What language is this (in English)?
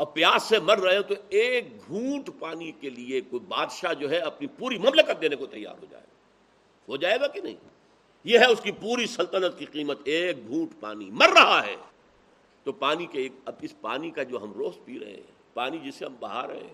Urdu